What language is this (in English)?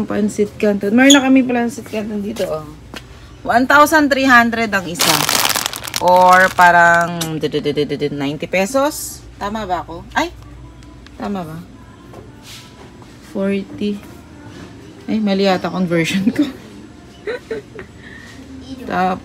Filipino